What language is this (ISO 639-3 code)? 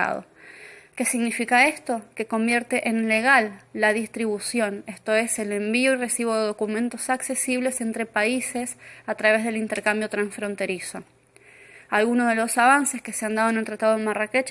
spa